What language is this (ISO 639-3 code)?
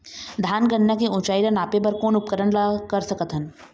hne